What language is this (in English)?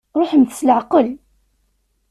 Kabyle